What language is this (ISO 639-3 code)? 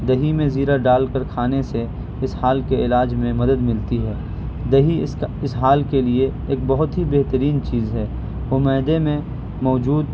urd